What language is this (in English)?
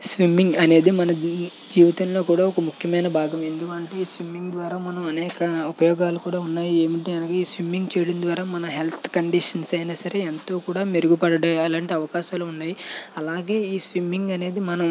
Telugu